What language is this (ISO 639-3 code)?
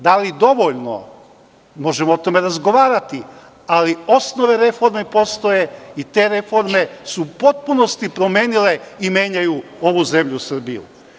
srp